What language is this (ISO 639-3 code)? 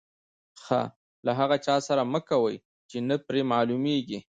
pus